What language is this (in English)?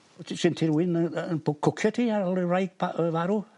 Welsh